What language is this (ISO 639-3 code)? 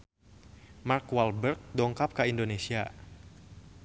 sun